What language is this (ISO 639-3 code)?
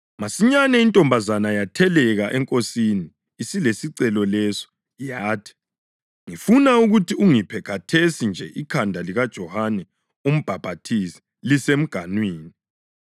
nde